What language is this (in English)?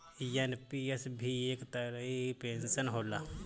Bhojpuri